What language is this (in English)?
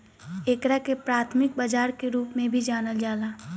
Bhojpuri